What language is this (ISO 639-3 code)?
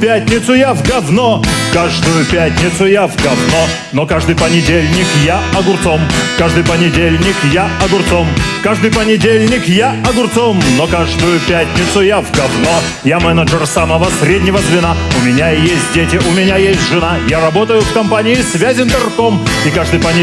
rus